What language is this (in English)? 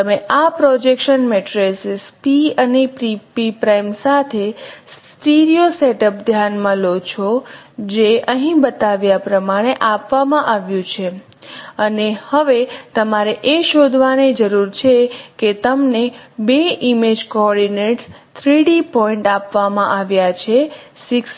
Gujarati